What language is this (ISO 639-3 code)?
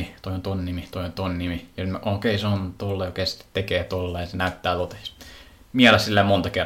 fin